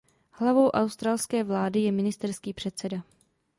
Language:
Czech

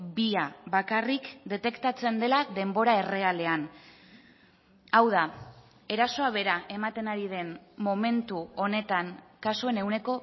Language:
Basque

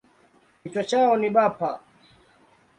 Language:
Swahili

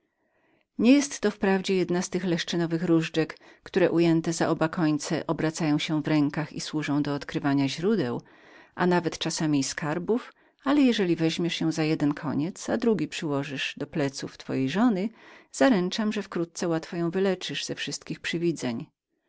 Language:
Polish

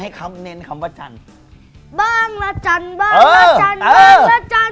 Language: Thai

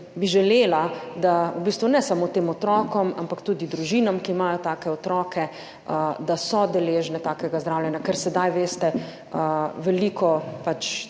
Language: Slovenian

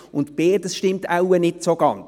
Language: Swiss German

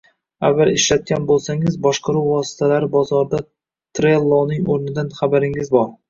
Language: Uzbek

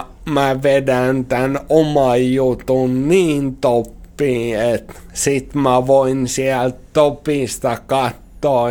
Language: Finnish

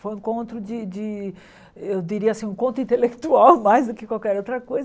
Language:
Portuguese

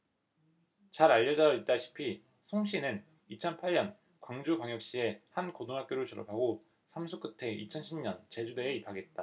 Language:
Korean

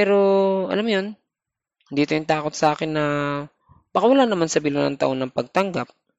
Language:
Filipino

